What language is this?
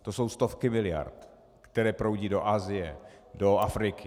Czech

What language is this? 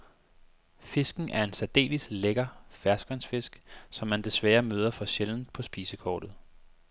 Danish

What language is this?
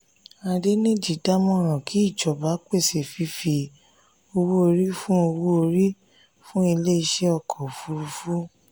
Yoruba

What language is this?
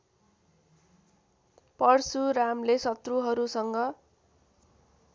Nepali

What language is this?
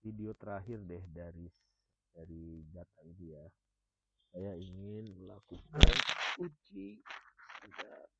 Indonesian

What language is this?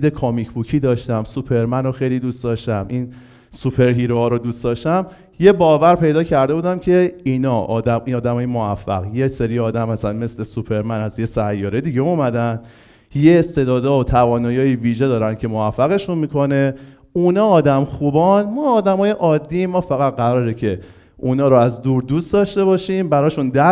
Persian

